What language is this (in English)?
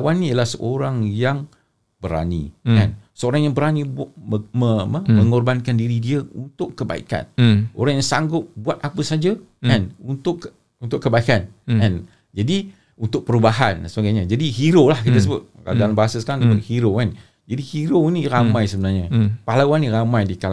Malay